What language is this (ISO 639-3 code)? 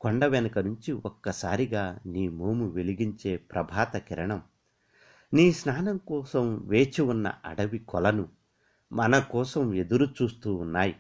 tel